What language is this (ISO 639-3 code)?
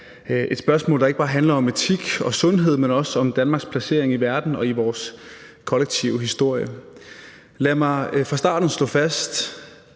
dan